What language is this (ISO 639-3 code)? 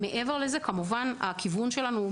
heb